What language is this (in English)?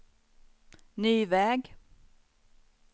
Swedish